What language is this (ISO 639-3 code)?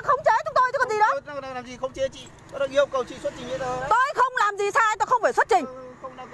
vie